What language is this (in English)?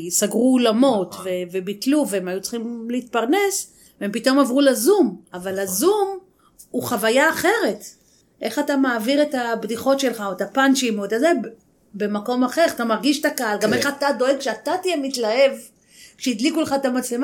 Hebrew